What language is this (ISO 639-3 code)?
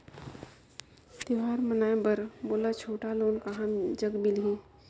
hne